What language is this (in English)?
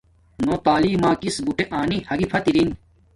Domaaki